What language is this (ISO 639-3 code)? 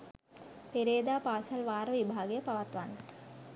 sin